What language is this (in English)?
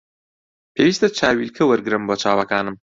Central Kurdish